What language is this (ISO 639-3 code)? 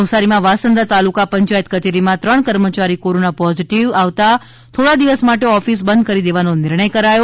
guj